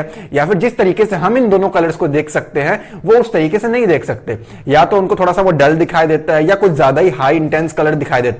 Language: Hindi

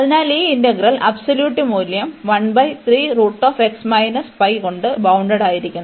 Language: Malayalam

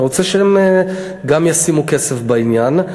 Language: Hebrew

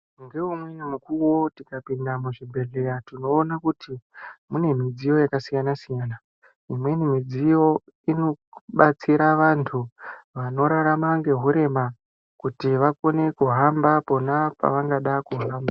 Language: Ndau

